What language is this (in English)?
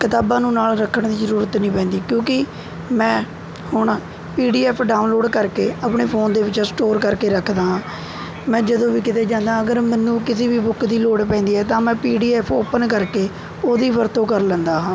Punjabi